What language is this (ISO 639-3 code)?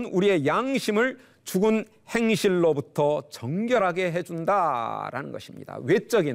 kor